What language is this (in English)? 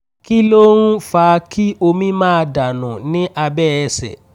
Yoruba